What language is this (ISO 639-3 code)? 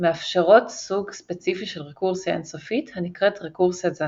heb